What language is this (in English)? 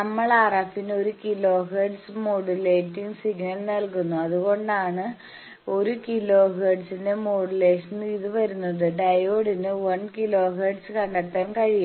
Malayalam